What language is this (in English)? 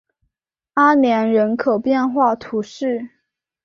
Chinese